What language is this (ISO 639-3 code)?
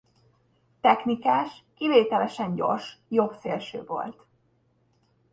hun